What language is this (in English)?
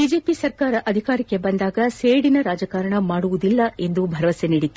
Kannada